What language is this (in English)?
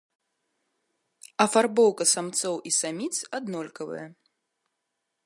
Belarusian